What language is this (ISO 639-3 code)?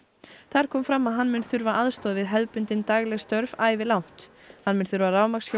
isl